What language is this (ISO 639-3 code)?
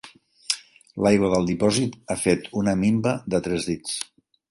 cat